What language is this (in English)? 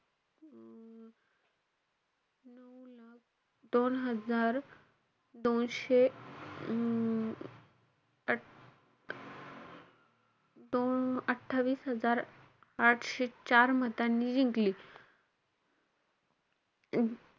Marathi